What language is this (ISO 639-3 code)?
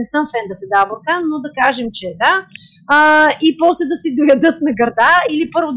bul